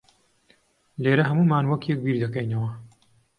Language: Central Kurdish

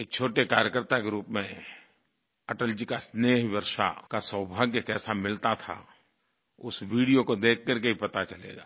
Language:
Hindi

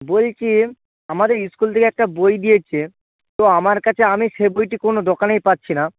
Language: Bangla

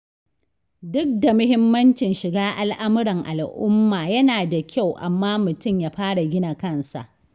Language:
Hausa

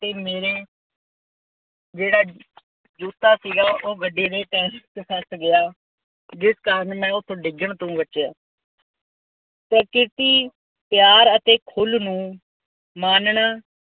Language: Punjabi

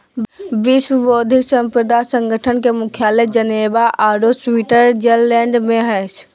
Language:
Magahi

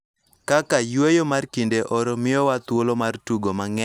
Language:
Luo (Kenya and Tanzania)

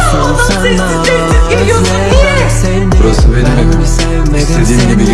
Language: Turkish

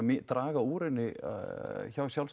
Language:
Icelandic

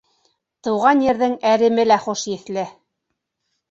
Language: Bashkir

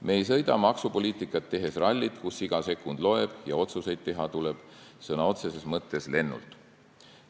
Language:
Estonian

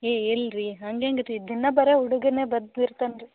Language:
Kannada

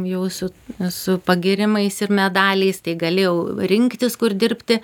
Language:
Lithuanian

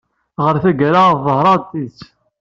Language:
Kabyle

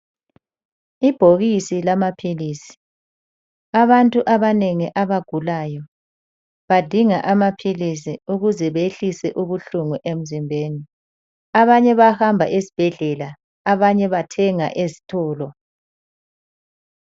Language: North Ndebele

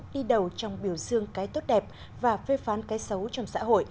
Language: Vietnamese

